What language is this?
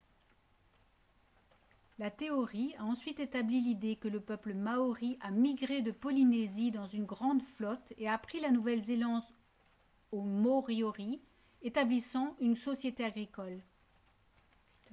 French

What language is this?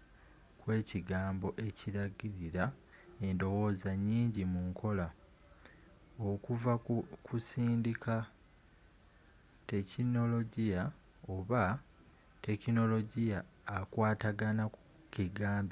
Ganda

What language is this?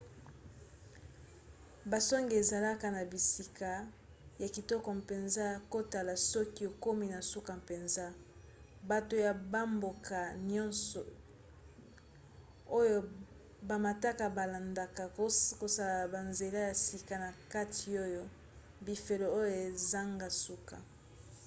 Lingala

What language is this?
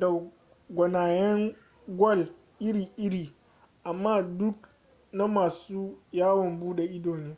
Hausa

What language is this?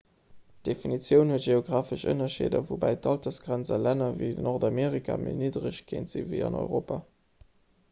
Luxembourgish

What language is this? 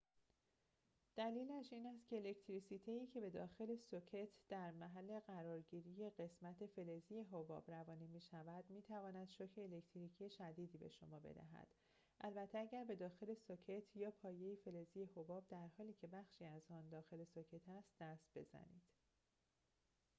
Persian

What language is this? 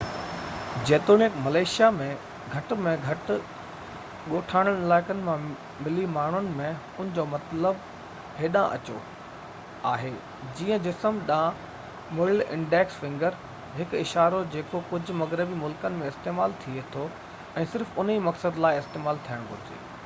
Sindhi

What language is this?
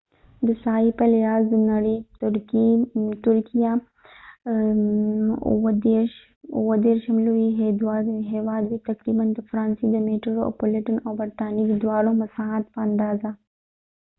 Pashto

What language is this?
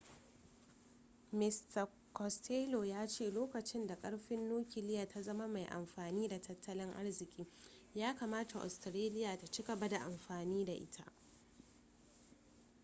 Hausa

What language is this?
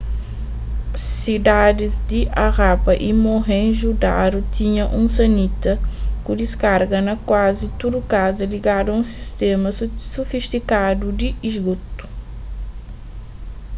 Kabuverdianu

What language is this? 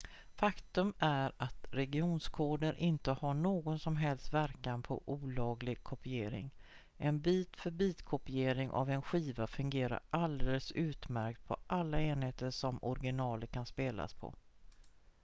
Swedish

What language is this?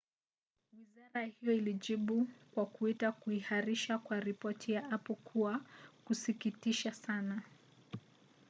Swahili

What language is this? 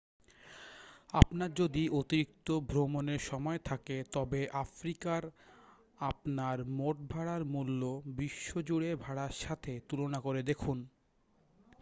Bangla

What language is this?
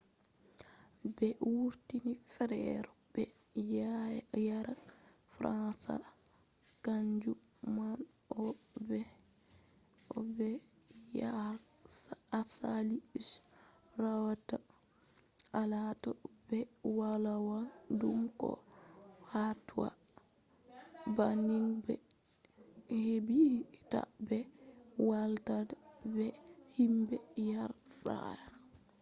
Fula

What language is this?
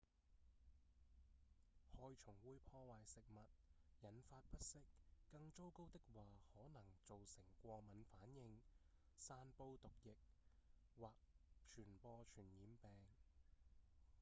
Cantonese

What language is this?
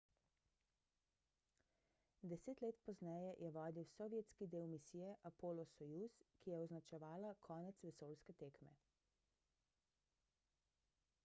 Slovenian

